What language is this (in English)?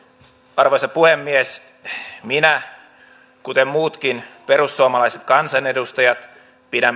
Finnish